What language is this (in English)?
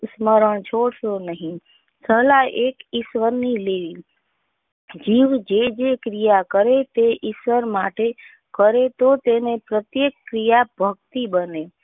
Gujarati